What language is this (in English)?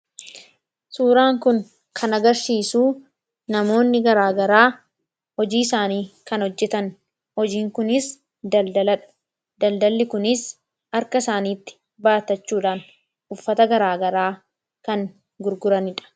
Oromo